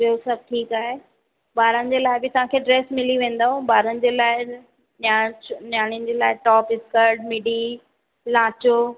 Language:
Sindhi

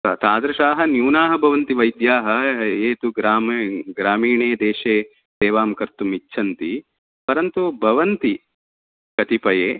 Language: Sanskrit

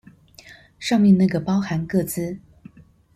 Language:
Chinese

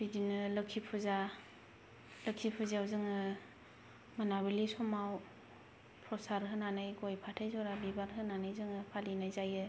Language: Bodo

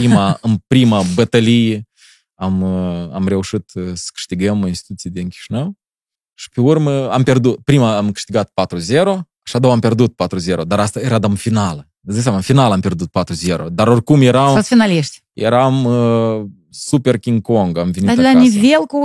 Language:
Romanian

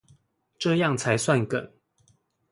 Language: Chinese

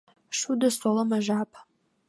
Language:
Mari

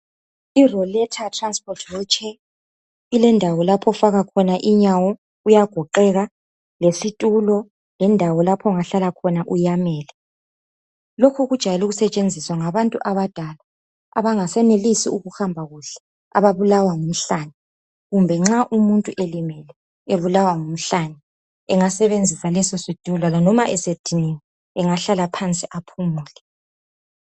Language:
North Ndebele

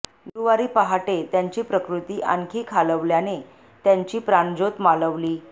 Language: Marathi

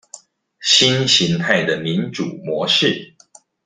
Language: Chinese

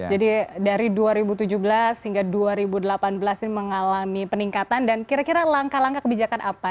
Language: Indonesian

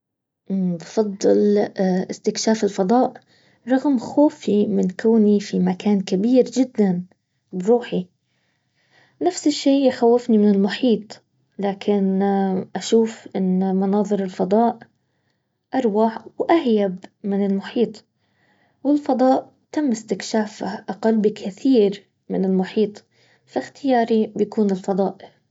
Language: Baharna Arabic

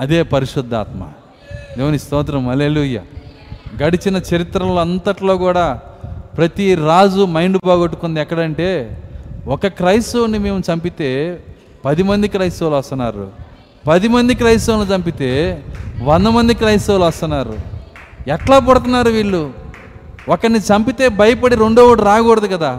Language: Telugu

